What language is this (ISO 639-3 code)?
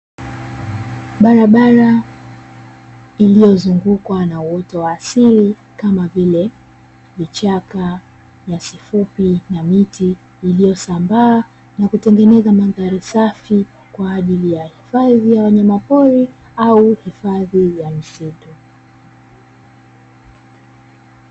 swa